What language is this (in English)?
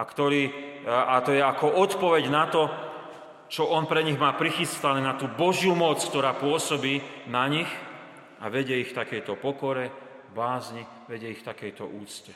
Slovak